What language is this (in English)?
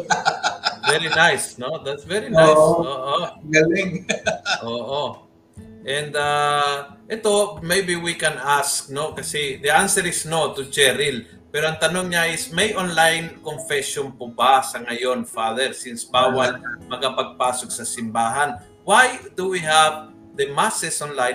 Filipino